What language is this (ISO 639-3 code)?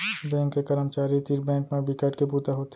hne